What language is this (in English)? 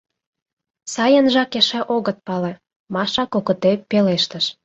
Mari